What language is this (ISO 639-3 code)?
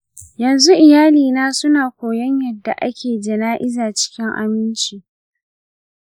hau